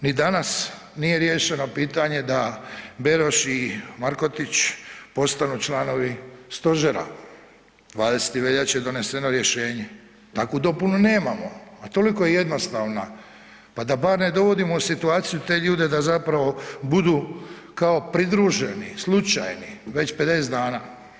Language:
Croatian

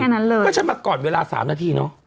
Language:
Thai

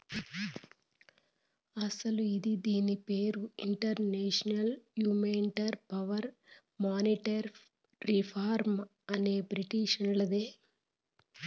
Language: Telugu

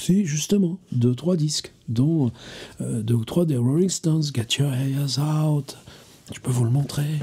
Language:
French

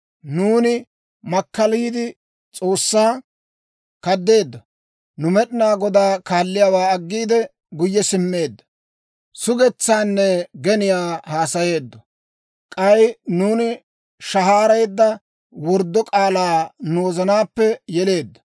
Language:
Dawro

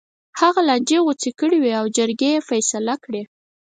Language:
Pashto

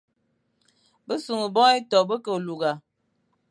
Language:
Fang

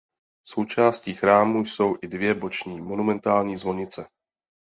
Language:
Czech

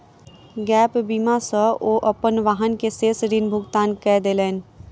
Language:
Maithili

